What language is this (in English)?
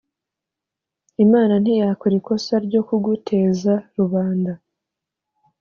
Kinyarwanda